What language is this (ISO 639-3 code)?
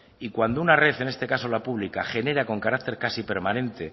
spa